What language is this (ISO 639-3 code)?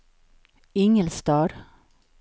swe